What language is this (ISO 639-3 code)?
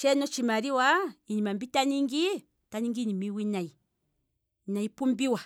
kwm